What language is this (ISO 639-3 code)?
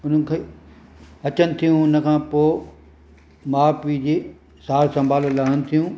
snd